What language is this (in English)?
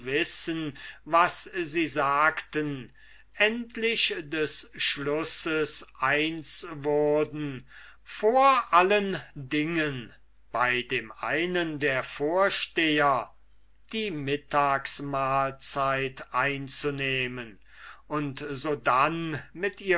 German